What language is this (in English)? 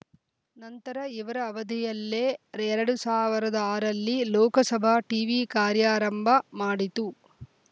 Kannada